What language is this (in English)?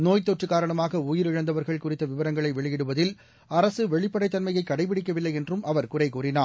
Tamil